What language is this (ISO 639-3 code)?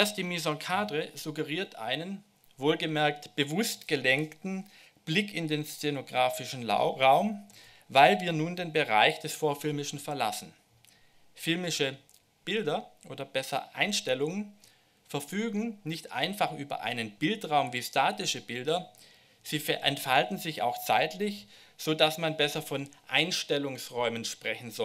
deu